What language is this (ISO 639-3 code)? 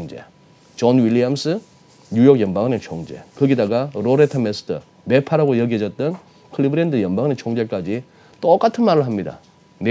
kor